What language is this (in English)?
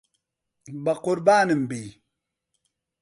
Central Kurdish